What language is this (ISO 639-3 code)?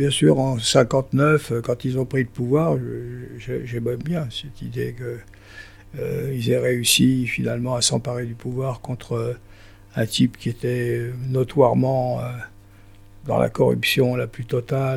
fra